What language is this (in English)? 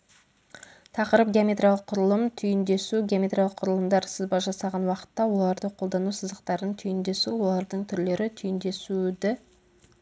Kazakh